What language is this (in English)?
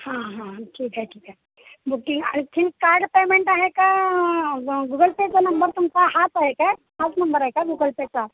Marathi